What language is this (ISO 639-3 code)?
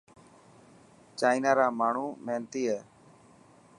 mki